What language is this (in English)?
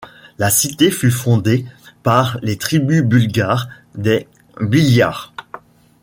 French